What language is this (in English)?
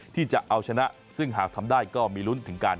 Thai